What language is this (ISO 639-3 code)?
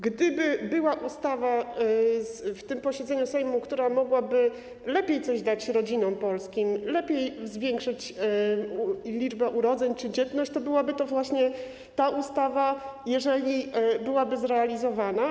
pol